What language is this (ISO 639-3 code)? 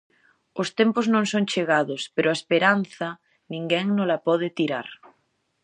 glg